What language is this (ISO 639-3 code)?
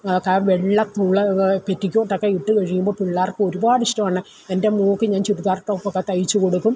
mal